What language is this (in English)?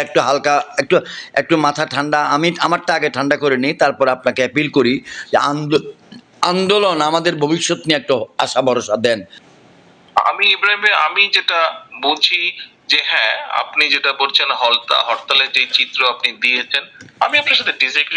Bangla